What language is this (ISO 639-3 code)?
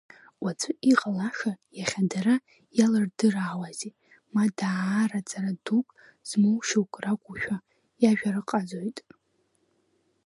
abk